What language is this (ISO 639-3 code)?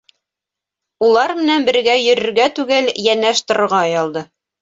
bak